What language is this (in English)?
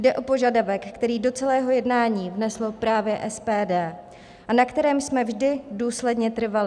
Czech